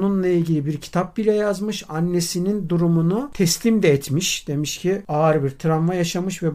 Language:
Turkish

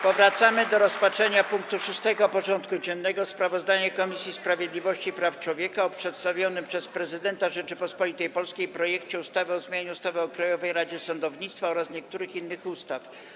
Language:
Polish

